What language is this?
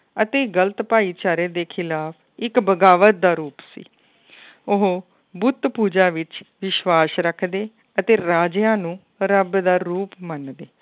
Punjabi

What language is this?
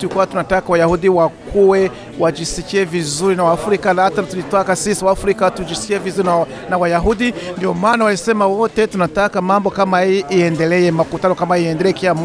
Swahili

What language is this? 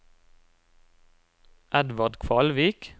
Norwegian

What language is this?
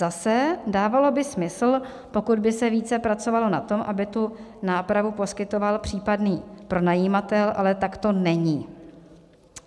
Czech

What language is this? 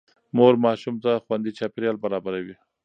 Pashto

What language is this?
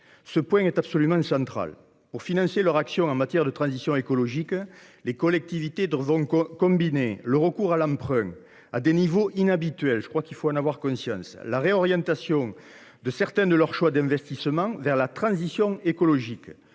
French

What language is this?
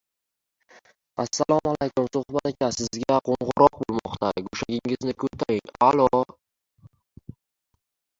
Uzbek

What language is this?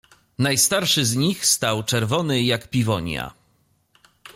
Polish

